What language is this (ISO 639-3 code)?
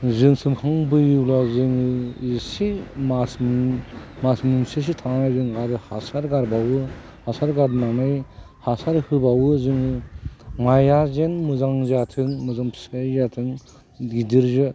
brx